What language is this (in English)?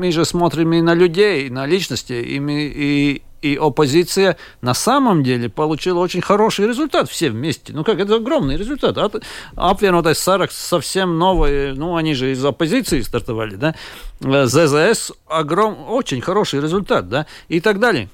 Russian